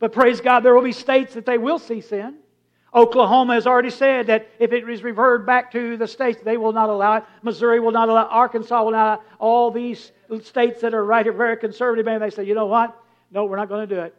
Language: English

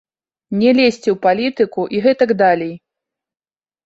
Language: Belarusian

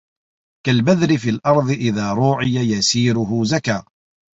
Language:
Arabic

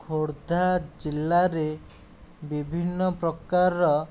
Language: Odia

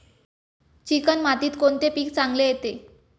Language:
Marathi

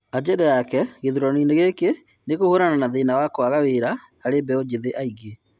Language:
Kikuyu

